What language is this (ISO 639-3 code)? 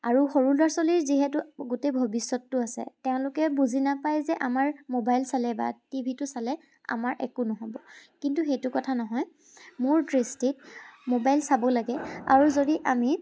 asm